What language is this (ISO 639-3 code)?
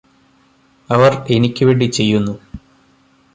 mal